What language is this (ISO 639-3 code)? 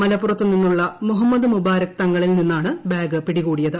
mal